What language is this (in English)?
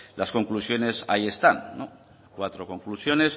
Spanish